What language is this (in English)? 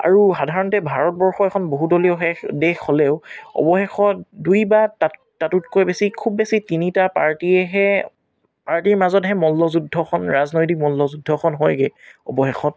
Assamese